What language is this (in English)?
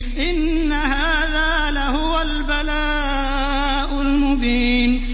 Arabic